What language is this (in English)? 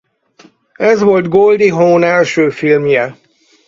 Hungarian